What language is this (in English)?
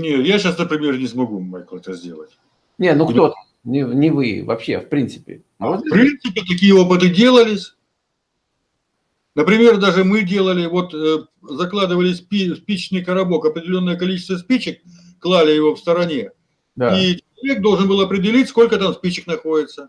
Russian